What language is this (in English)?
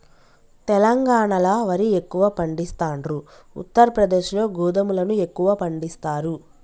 Telugu